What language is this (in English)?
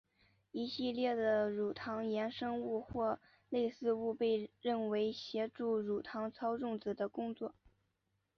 Chinese